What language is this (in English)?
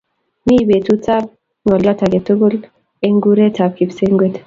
Kalenjin